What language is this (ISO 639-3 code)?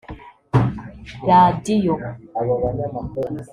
kin